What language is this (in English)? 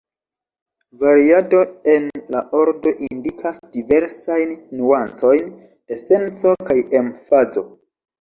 Esperanto